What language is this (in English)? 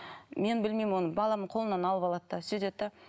Kazakh